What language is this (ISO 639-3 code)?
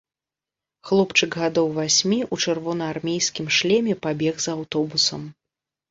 bel